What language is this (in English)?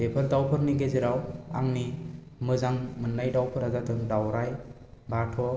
Bodo